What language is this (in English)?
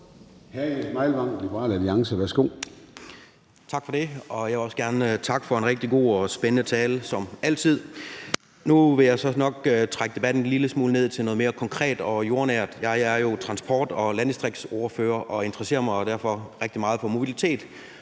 Danish